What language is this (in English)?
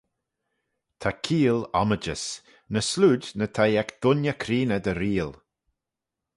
Manx